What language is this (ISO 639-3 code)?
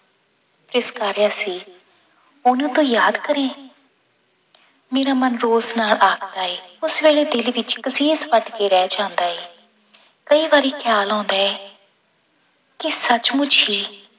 pan